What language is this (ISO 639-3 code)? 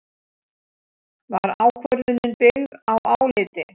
isl